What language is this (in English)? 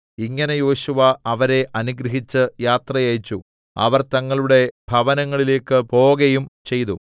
Malayalam